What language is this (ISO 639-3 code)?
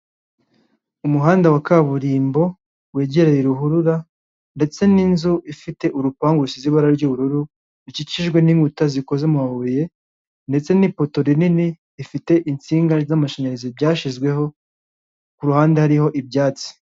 kin